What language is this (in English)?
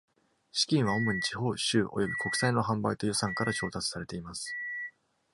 Japanese